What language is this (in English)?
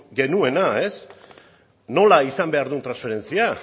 Basque